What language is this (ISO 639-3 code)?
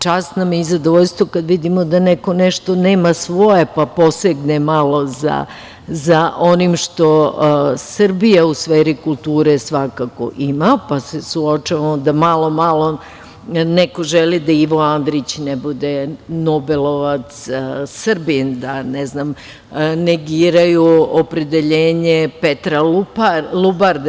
srp